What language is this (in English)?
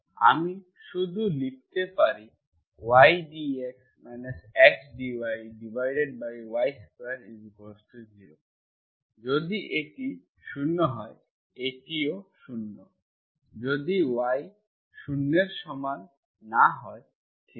Bangla